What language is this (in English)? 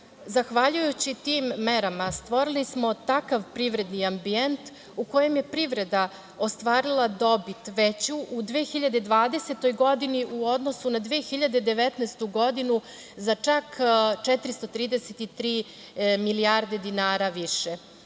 Serbian